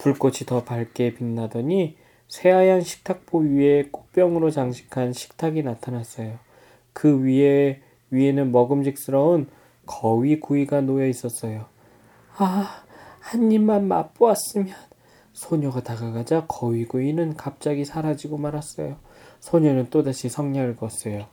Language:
Korean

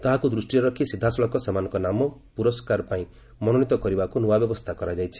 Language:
Odia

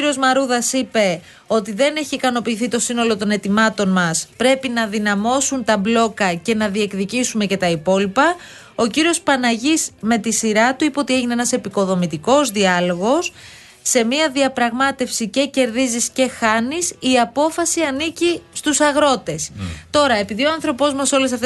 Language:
Greek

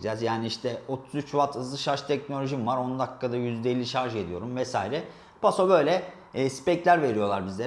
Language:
Turkish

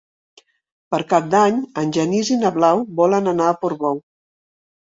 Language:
Catalan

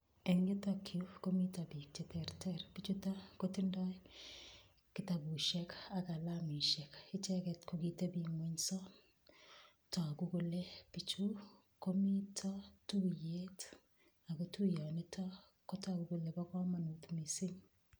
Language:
Kalenjin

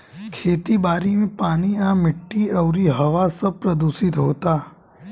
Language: Bhojpuri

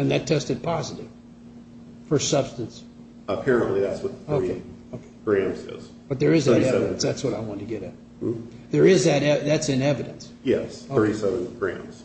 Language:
English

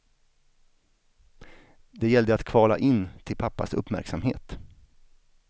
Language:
Swedish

